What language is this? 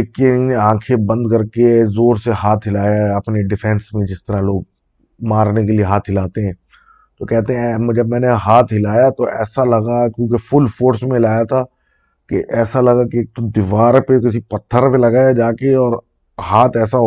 Urdu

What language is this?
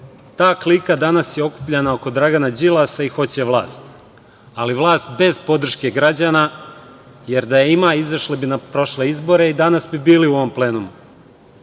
Serbian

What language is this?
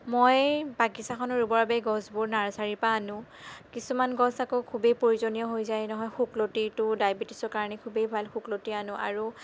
Assamese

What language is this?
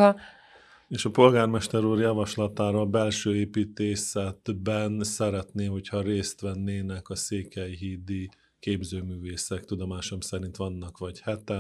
Hungarian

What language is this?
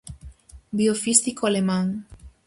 Galician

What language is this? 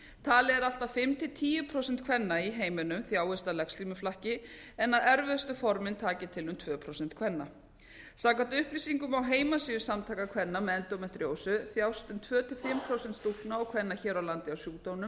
Icelandic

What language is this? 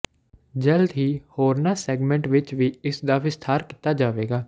Punjabi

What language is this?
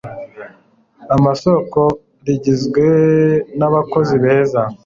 Kinyarwanda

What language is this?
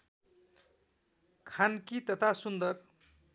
Nepali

